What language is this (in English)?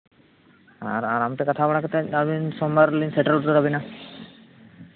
Santali